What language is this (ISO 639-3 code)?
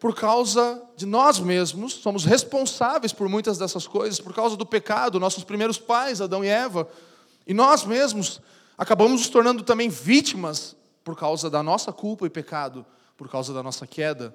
por